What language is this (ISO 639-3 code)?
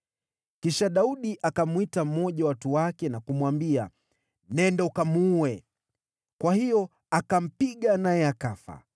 swa